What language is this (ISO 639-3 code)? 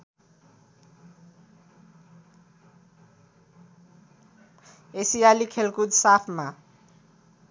nep